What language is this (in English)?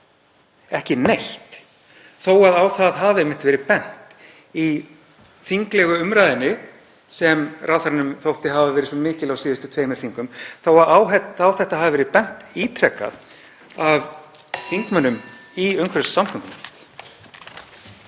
Icelandic